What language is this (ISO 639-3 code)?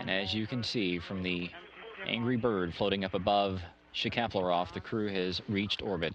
eng